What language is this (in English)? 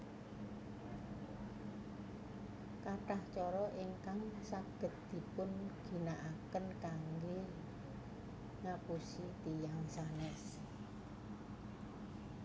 Javanese